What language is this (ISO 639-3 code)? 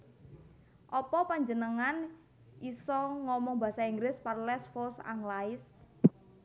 jav